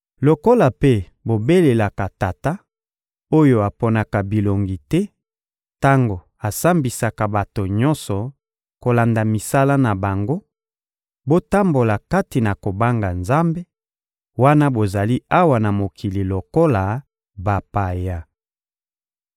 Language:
Lingala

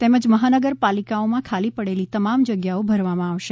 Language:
Gujarati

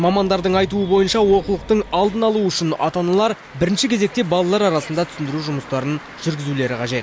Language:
Kazakh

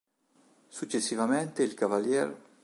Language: Italian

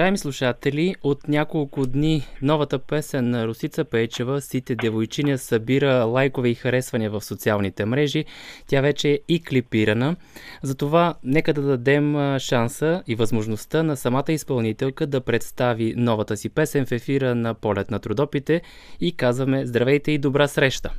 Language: Bulgarian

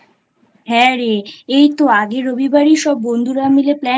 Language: Bangla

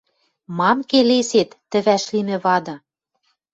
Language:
Western Mari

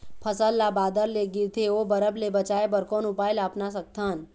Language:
Chhattisgarhi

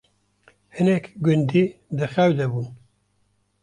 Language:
Kurdish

